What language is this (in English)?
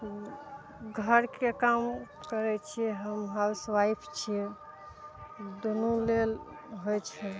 Maithili